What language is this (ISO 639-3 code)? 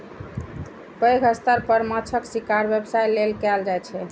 mai